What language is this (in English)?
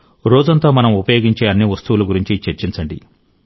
Telugu